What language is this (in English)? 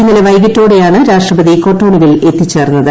Malayalam